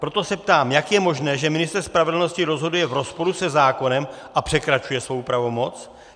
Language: Czech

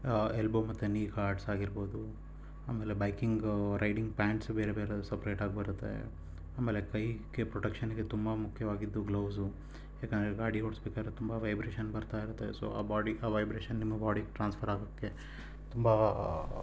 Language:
Kannada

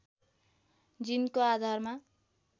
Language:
Nepali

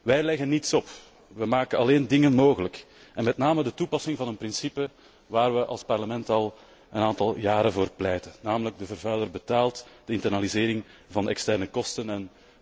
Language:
Dutch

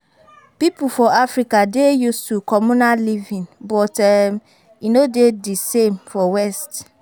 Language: Nigerian Pidgin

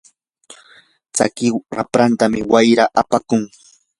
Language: Yanahuanca Pasco Quechua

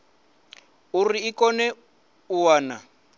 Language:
Venda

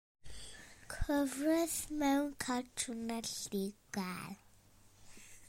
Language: Welsh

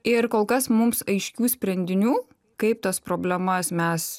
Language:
Lithuanian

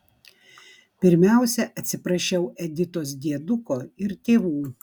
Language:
Lithuanian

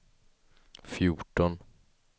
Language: Swedish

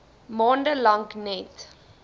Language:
Afrikaans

